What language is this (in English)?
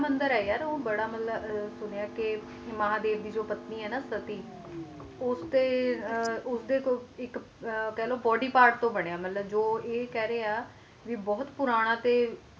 Punjabi